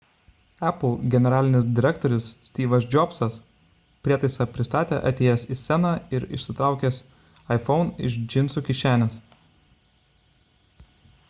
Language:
Lithuanian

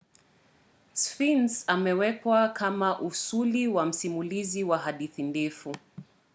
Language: Swahili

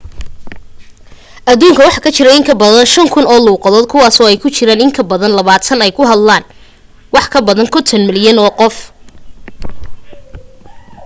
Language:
Somali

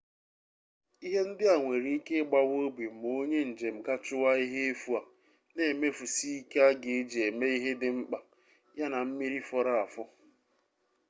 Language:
Igbo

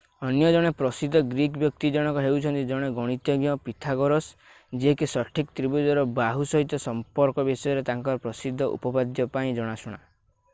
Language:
Odia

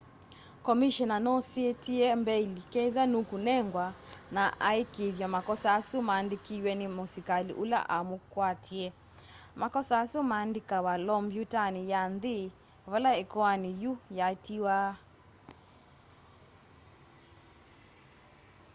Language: Kamba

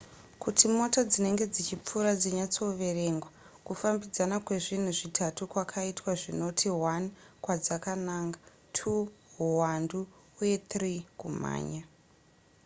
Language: Shona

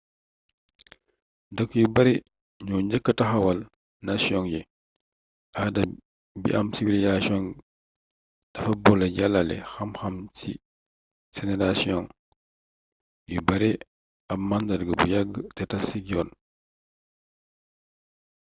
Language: Wolof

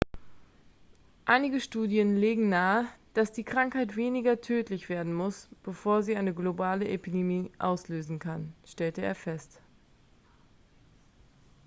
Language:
German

